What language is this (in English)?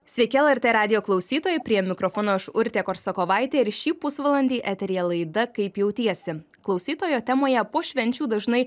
Lithuanian